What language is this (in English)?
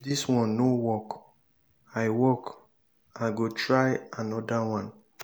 Nigerian Pidgin